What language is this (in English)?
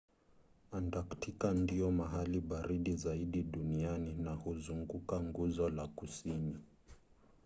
Swahili